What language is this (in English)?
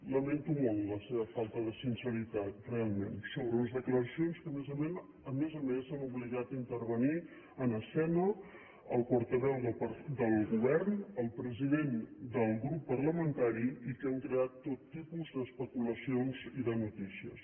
Catalan